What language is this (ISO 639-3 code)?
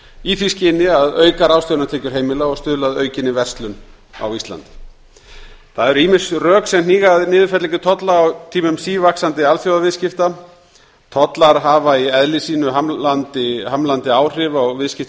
isl